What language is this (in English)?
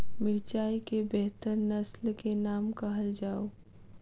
Maithili